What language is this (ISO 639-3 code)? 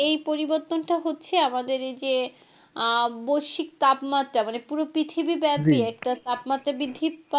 ben